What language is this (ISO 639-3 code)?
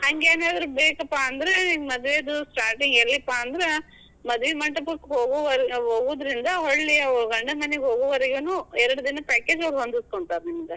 kan